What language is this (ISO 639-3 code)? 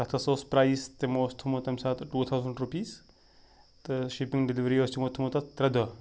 kas